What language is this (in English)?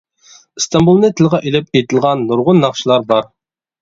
Uyghur